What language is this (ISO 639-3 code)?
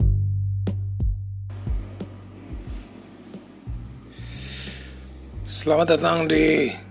ind